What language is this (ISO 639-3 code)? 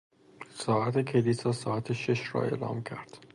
fas